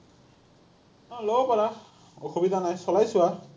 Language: Assamese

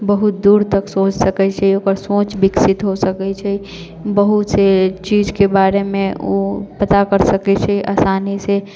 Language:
Maithili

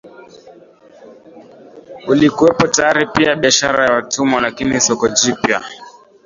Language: Swahili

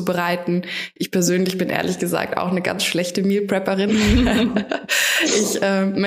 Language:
German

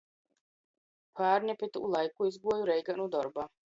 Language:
Latgalian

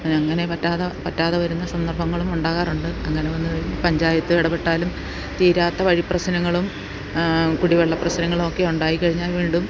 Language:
Malayalam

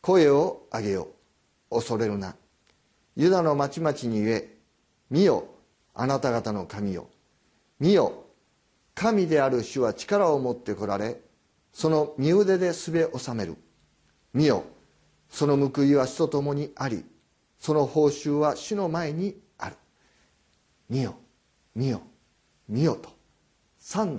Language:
Japanese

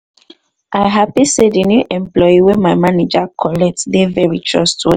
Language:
Nigerian Pidgin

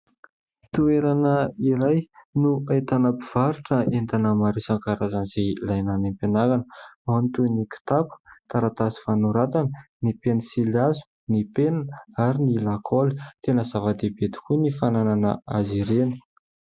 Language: Malagasy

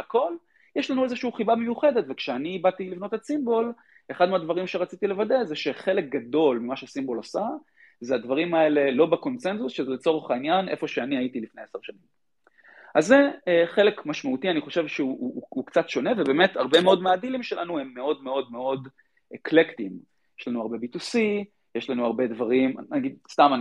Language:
Hebrew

